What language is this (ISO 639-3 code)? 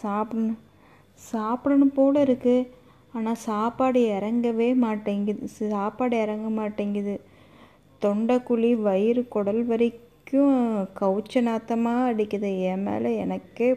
tam